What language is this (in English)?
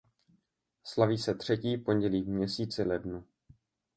Czech